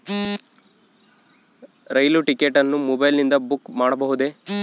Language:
Kannada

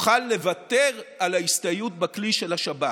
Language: Hebrew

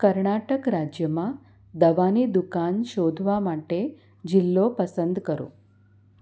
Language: Gujarati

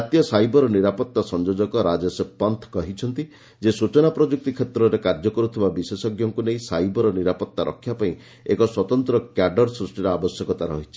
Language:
Odia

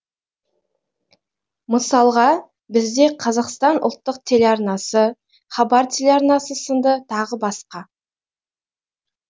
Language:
Kazakh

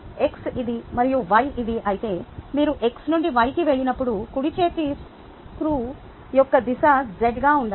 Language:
Telugu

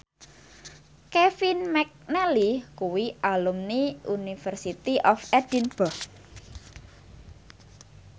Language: Javanese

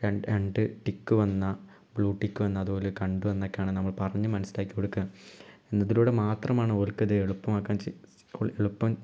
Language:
Malayalam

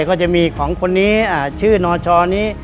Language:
Thai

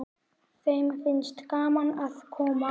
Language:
Icelandic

